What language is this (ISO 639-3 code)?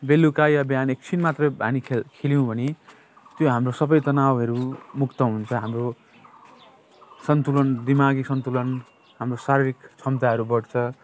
nep